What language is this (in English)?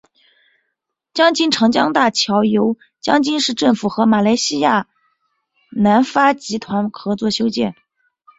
Chinese